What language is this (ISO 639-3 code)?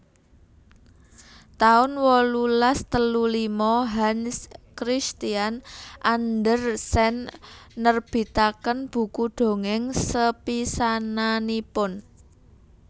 jav